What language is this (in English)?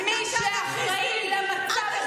Hebrew